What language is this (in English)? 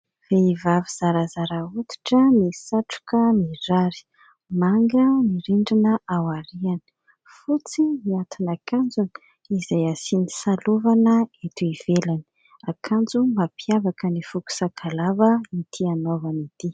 Malagasy